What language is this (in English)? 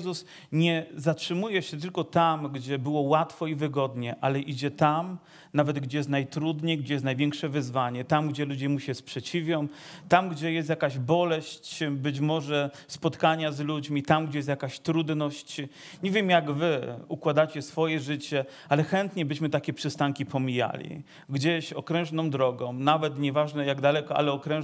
Polish